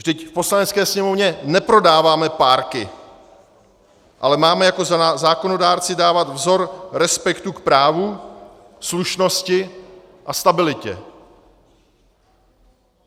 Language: Czech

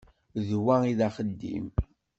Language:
Kabyle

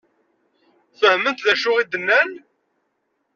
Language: Kabyle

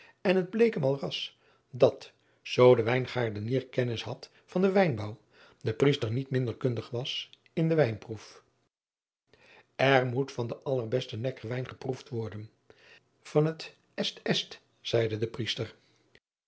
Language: Dutch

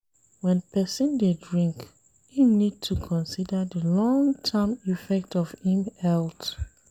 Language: Nigerian Pidgin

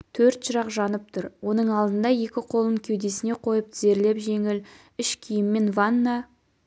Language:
Kazakh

